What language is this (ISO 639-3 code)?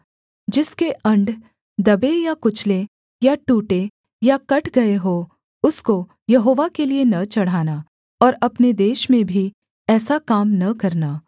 hin